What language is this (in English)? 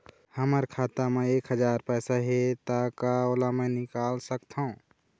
Chhattisgarhi